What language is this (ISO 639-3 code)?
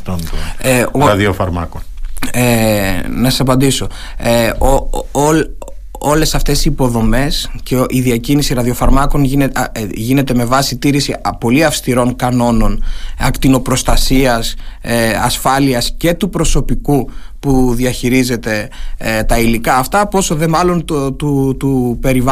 ell